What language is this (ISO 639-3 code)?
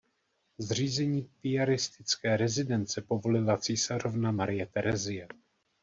ces